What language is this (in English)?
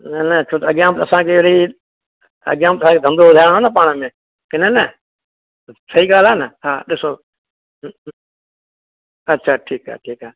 Sindhi